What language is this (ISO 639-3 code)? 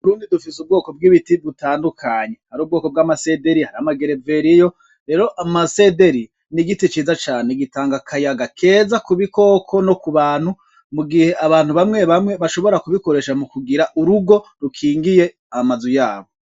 run